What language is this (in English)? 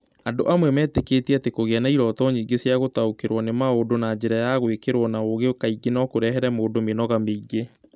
Kikuyu